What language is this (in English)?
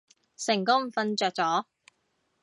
Cantonese